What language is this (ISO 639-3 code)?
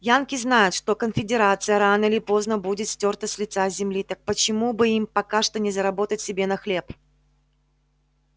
rus